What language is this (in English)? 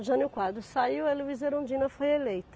Portuguese